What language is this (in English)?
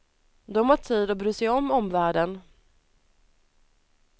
Swedish